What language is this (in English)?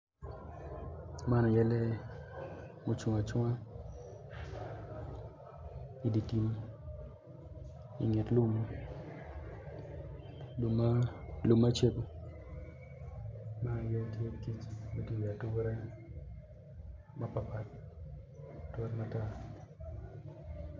Acoli